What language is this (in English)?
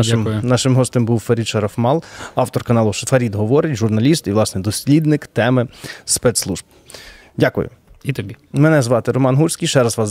Ukrainian